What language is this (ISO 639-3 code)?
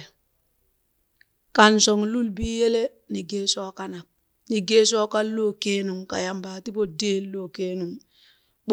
bys